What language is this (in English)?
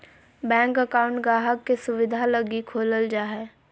Magahi